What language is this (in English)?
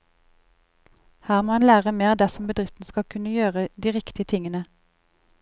Norwegian